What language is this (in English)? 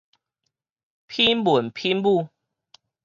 Min Nan Chinese